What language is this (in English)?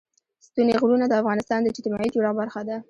Pashto